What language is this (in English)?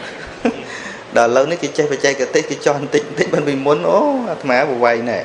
Vietnamese